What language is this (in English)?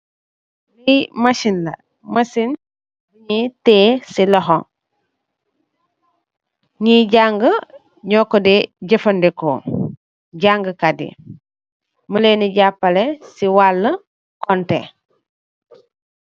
Wolof